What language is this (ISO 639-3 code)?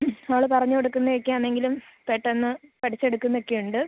mal